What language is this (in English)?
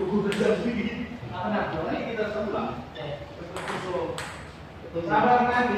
Indonesian